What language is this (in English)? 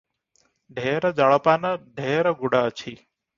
Odia